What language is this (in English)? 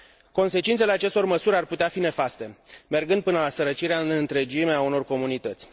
Romanian